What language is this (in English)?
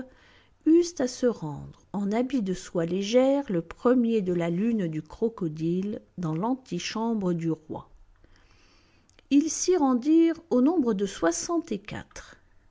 French